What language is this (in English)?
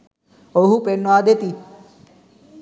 Sinhala